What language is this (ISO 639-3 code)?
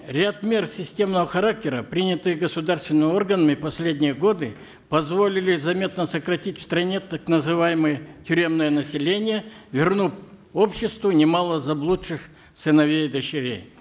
kaz